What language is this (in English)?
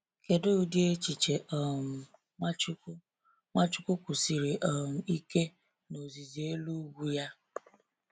Igbo